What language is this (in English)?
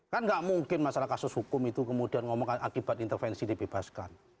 Indonesian